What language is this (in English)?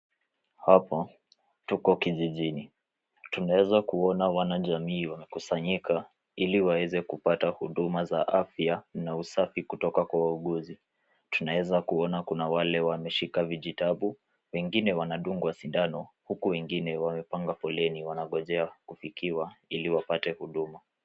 Swahili